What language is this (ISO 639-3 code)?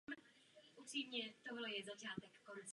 ces